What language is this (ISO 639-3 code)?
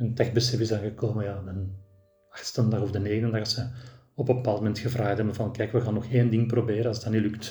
nld